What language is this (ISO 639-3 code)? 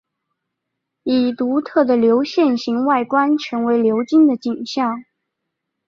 zho